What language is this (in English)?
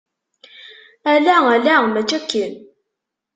Kabyle